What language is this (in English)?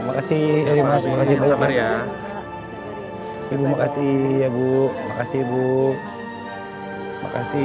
Indonesian